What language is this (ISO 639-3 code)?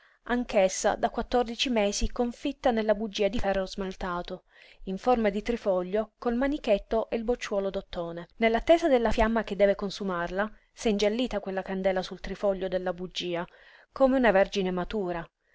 ita